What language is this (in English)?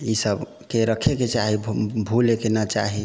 Maithili